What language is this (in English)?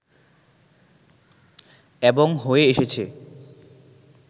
Bangla